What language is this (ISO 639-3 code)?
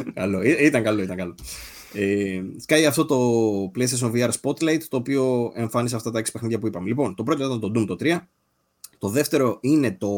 ell